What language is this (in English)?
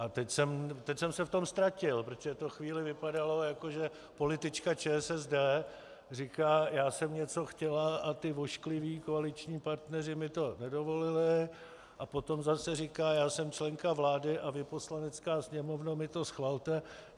Czech